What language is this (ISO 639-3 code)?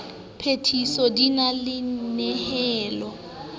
sot